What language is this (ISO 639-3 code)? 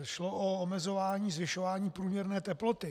ces